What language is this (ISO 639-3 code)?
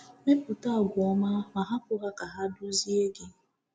ibo